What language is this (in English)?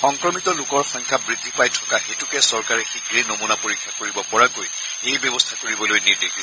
Assamese